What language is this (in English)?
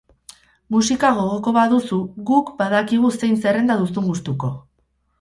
Basque